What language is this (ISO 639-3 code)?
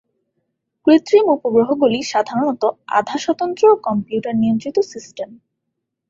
ben